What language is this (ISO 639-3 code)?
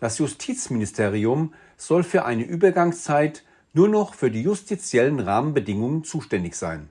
deu